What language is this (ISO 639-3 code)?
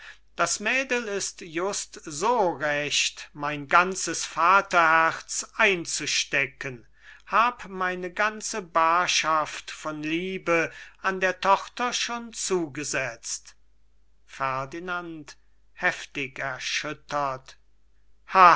deu